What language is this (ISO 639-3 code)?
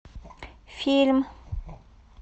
rus